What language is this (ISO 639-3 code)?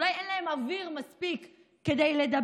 heb